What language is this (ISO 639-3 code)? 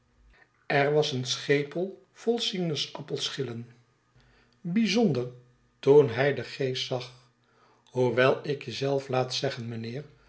nld